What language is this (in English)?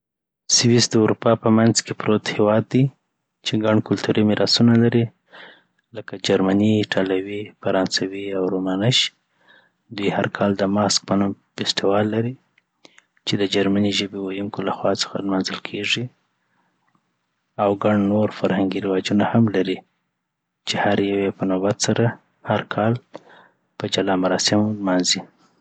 Southern Pashto